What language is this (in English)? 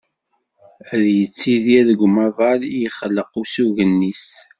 Kabyle